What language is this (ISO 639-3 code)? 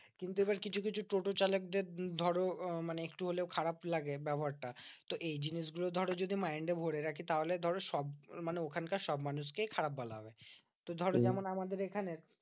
ben